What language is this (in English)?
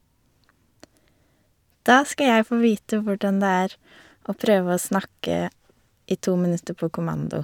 Norwegian